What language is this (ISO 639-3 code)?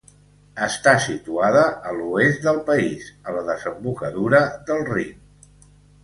cat